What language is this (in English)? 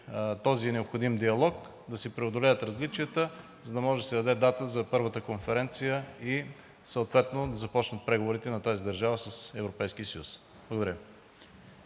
Bulgarian